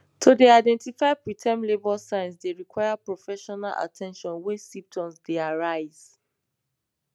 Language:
Nigerian Pidgin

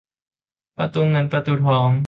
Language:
Thai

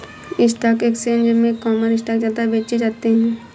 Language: Hindi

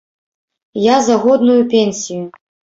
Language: Belarusian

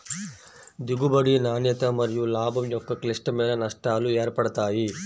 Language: Telugu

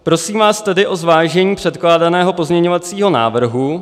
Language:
Czech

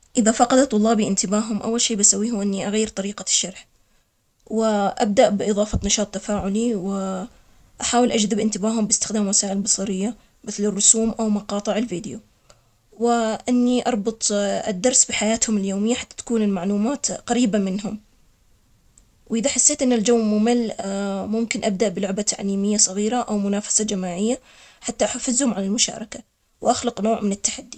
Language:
Omani Arabic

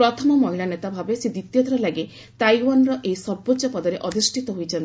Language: Odia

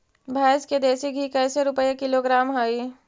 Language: Magahi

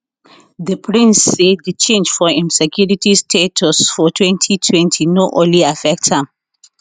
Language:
Nigerian Pidgin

